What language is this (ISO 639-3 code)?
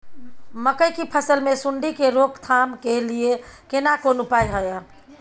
mai